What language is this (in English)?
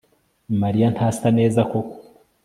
Kinyarwanda